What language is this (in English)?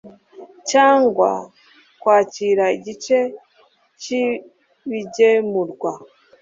Kinyarwanda